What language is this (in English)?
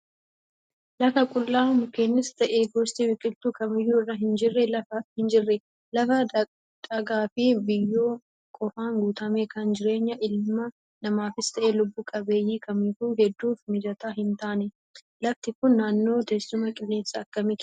Oromo